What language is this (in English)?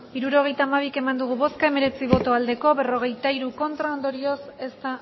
Basque